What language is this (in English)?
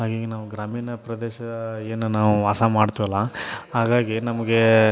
Kannada